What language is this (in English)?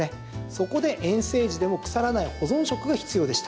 Japanese